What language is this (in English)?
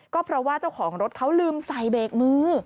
Thai